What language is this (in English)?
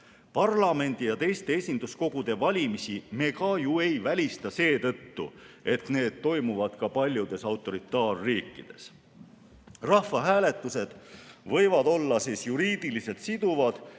Estonian